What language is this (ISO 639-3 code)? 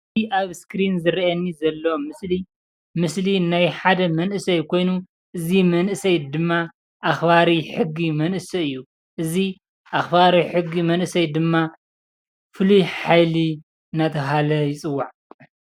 tir